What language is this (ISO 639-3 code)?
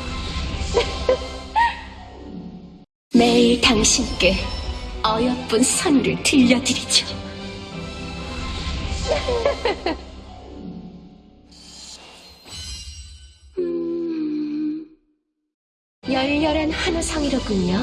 kor